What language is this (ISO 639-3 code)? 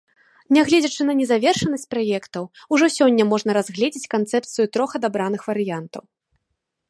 bel